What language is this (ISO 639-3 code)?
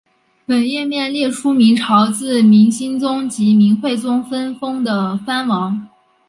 zho